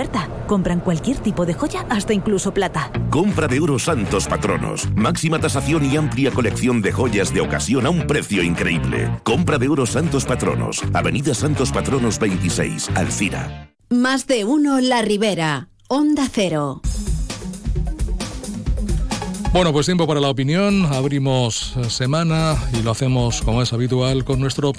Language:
Spanish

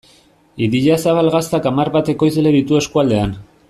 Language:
Basque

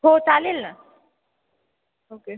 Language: Marathi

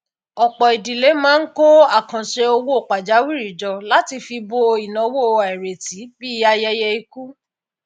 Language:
Yoruba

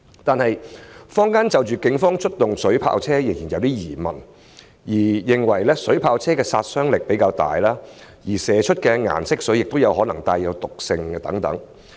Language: Cantonese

